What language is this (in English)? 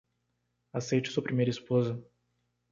Portuguese